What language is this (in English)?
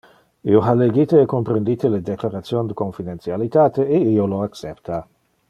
Interlingua